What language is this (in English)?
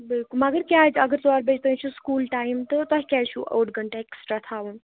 Kashmiri